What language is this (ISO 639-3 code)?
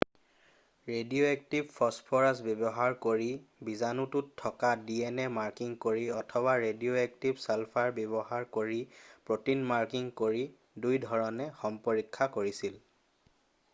asm